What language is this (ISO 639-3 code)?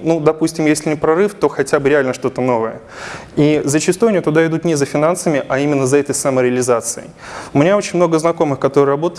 rus